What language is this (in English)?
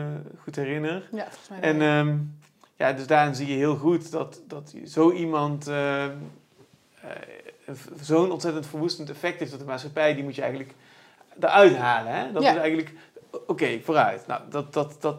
Dutch